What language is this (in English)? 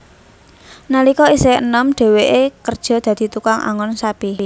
Javanese